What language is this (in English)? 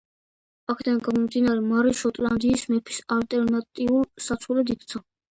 Georgian